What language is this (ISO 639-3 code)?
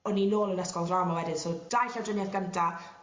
cym